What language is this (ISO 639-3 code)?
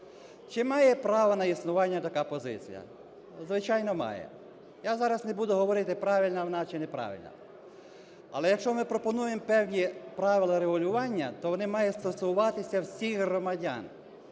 ukr